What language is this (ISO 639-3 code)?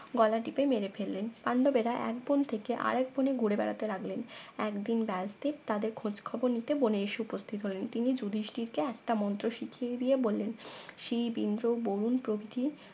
ben